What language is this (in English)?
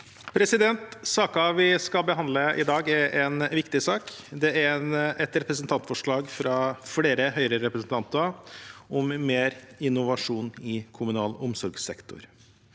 Norwegian